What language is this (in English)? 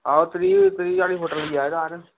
Dogri